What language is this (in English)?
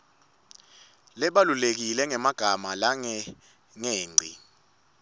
Swati